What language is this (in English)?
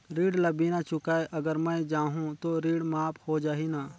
Chhattisgarhi